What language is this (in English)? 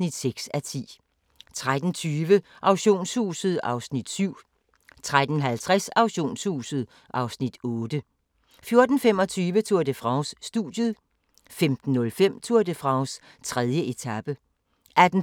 Danish